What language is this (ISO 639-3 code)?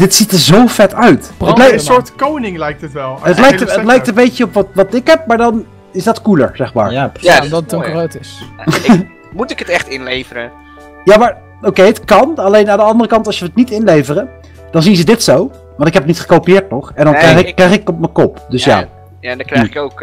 nld